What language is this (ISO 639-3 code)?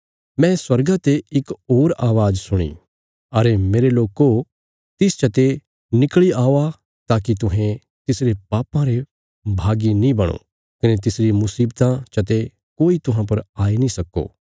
kfs